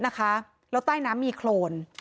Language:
Thai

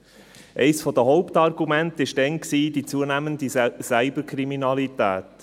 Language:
Swiss German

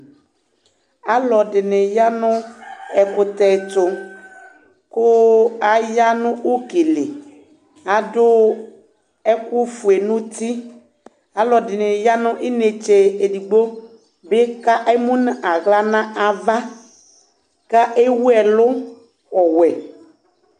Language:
Ikposo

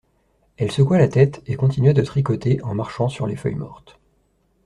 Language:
French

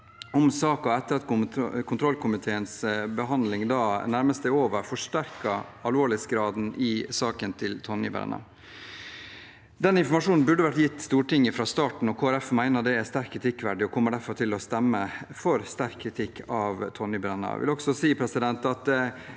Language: Norwegian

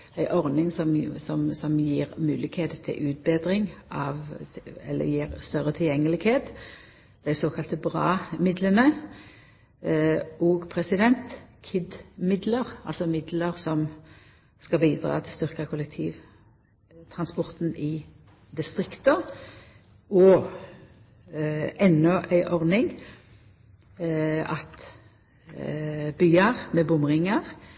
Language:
Norwegian Nynorsk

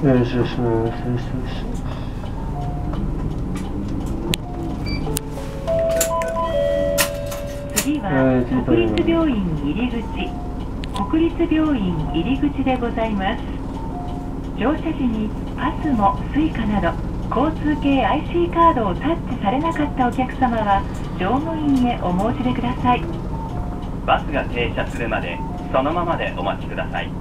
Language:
Japanese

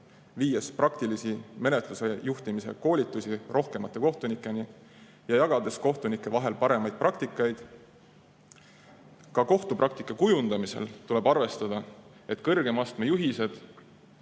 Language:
Estonian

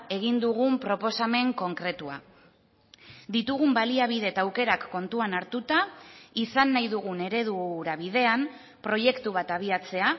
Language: Basque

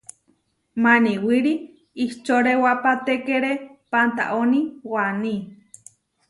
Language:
Huarijio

